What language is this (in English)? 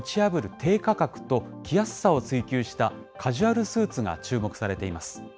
Japanese